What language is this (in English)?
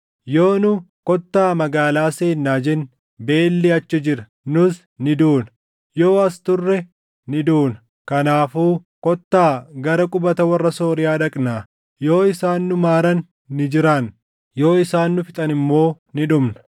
Oromo